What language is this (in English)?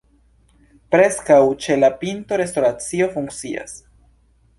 Esperanto